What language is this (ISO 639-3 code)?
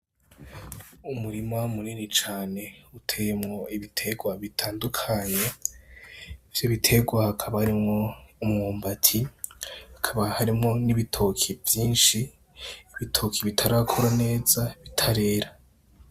run